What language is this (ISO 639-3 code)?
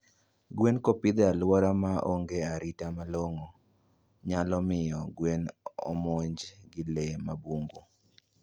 luo